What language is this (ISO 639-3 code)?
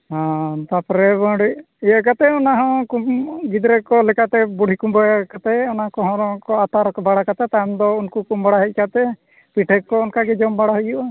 sat